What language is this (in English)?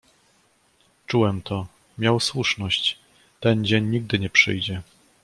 Polish